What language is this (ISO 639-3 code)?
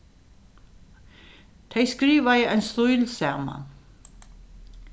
fao